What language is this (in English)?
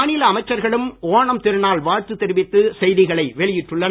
Tamil